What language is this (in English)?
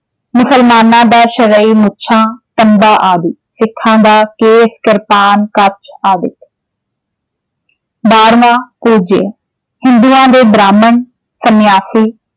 Punjabi